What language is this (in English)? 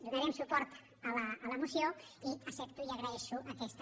Catalan